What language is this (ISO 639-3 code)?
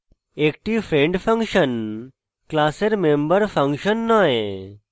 ben